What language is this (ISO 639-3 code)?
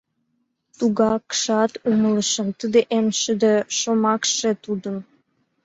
chm